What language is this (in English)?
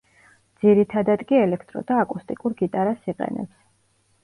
Georgian